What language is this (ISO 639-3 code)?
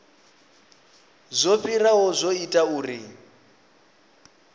ven